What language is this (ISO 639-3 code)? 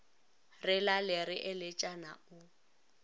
nso